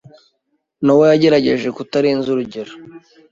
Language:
Kinyarwanda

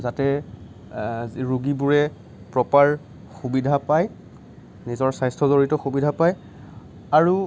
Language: Assamese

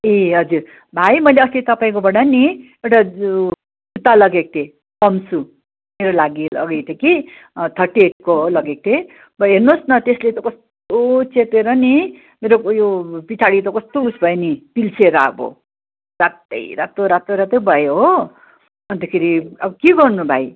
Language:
Nepali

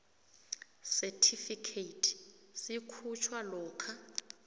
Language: South Ndebele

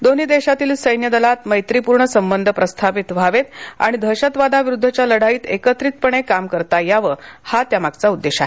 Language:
Marathi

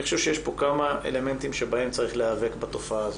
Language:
Hebrew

